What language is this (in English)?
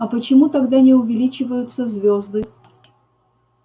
Russian